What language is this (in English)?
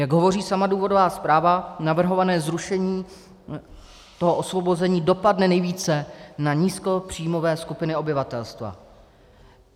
Czech